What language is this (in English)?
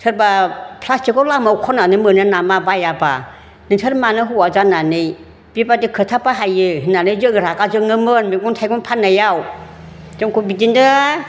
Bodo